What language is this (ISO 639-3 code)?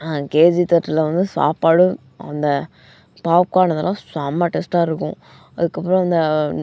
tam